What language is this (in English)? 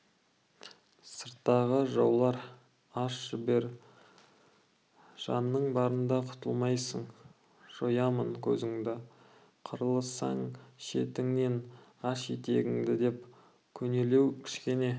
Kazakh